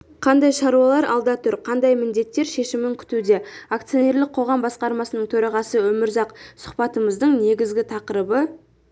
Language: Kazakh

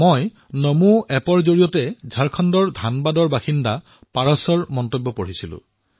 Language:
Assamese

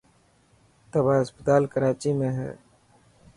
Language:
Dhatki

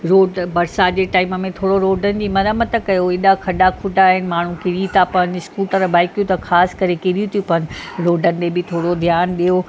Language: Sindhi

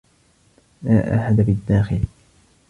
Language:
Arabic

